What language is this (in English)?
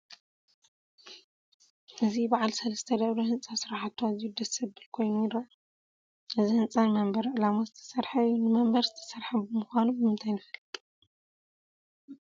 Tigrinya